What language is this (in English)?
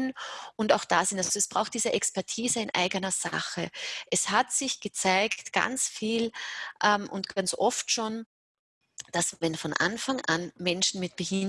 German